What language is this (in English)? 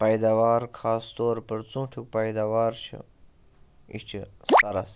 Kashmiri